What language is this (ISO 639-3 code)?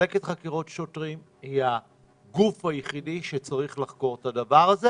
heb